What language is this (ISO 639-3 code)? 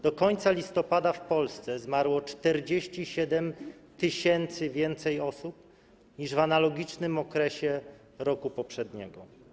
pol